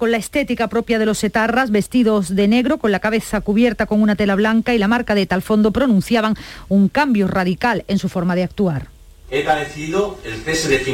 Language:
Spanish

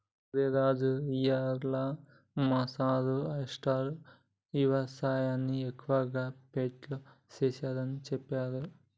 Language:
Telugu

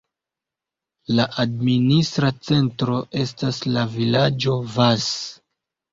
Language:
Esperanto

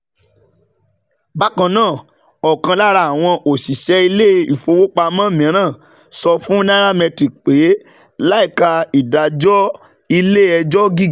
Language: Yoruba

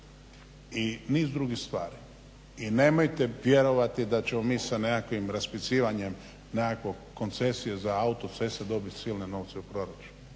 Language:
Croatian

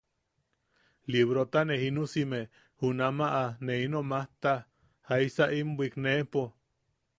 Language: Yaqui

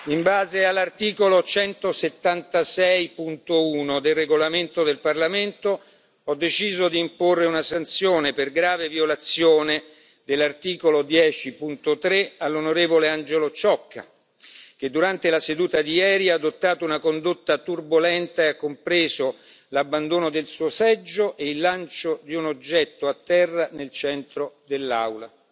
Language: Italian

